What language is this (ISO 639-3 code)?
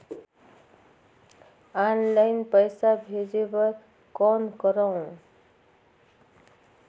hne